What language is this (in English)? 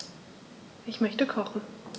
German